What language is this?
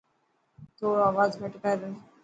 Dhatki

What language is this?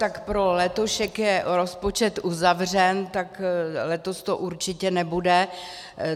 Czech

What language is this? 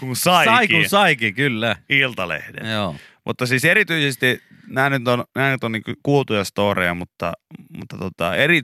Finnish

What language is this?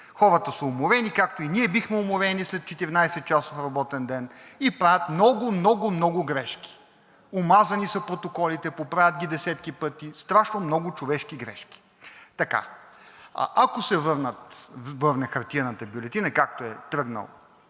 Bulgarian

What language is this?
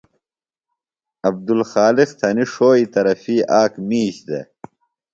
Phalura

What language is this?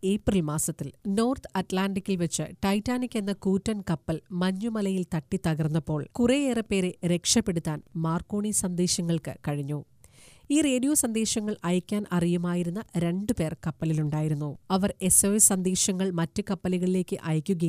Malayalam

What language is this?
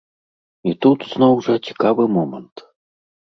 Belarusian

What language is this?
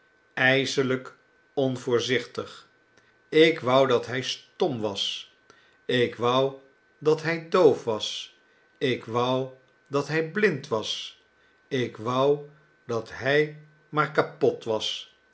Dutch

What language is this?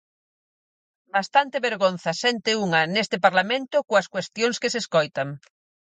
Galician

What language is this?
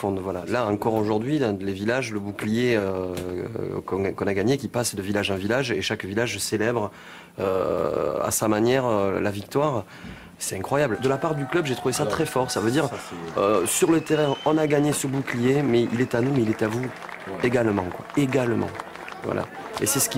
French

